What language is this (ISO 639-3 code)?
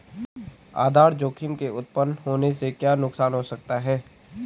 hin